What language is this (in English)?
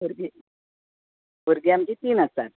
Konkani